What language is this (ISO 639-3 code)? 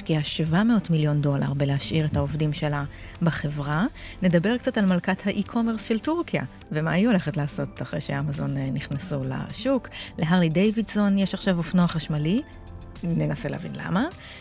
heb